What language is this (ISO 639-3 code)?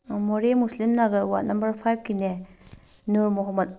mni